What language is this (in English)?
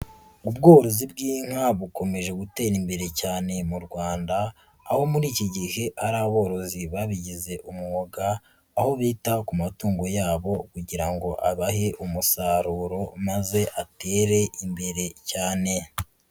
Kinyarwanda